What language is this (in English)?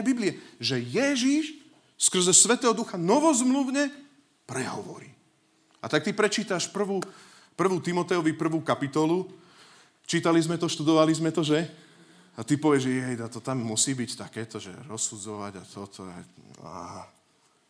Slovak